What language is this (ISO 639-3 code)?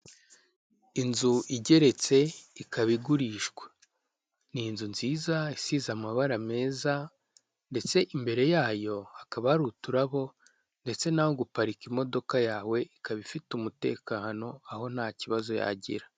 kin